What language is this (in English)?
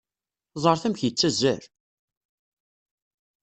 Kabyle